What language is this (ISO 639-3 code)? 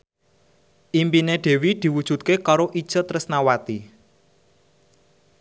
jav